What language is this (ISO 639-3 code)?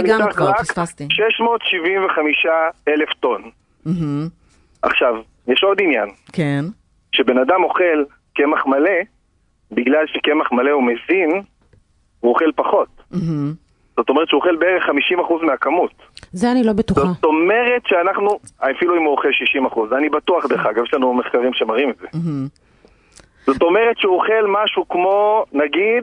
heb